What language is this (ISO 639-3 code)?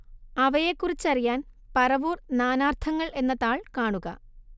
mal